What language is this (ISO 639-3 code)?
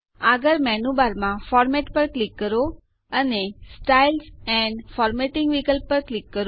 guj